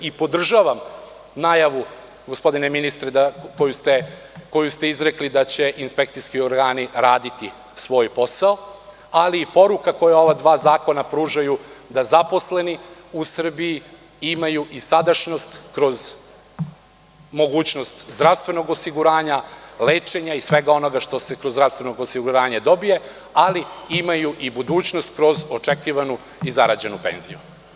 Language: Serbian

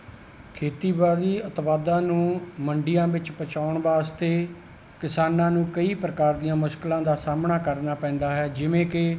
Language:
Punjabi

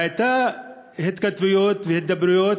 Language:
Hebrew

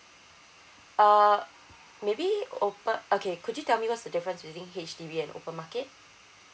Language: English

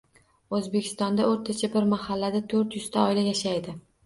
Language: Uzbek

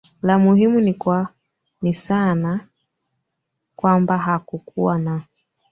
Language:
Swahili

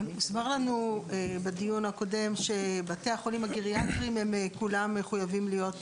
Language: Hebrew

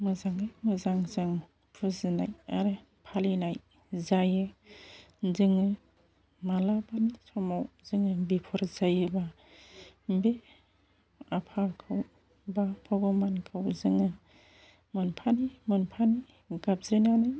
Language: Bodo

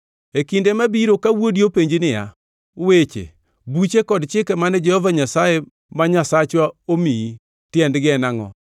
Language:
Luo (Kenya and Tanzania)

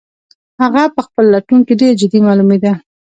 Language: Pashto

